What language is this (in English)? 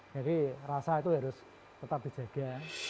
Indonesian